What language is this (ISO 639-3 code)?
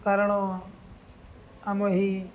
ori